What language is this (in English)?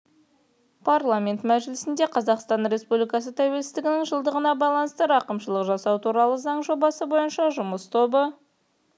Kazakh